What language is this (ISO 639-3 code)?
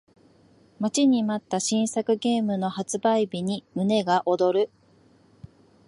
jpn